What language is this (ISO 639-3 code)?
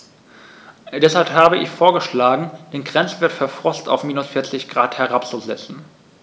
deu